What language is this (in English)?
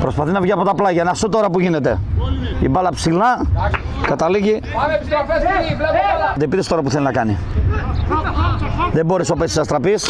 Greek